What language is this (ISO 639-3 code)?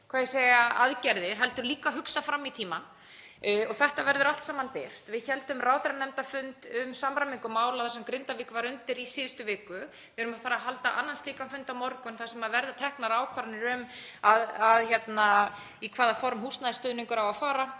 isl